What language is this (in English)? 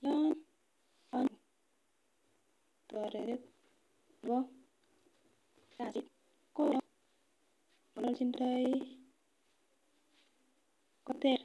Kalenjin